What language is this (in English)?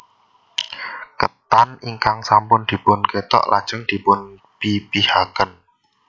Javanese